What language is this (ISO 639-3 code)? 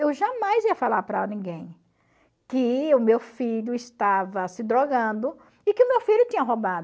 por